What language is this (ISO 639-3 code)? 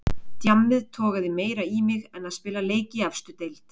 isl